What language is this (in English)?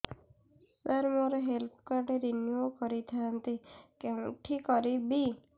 Odia